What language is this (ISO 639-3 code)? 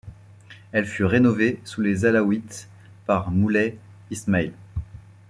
fra